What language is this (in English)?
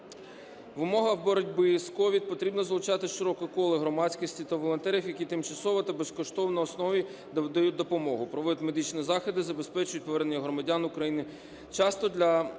Ukrainian